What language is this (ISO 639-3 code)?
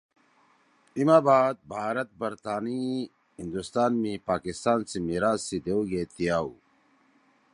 trw